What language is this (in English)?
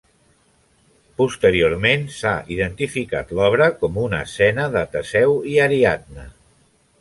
Catalan